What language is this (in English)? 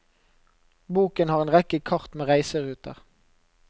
Norwegian